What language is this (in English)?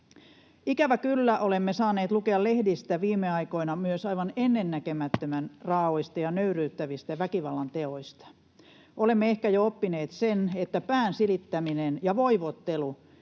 Finnish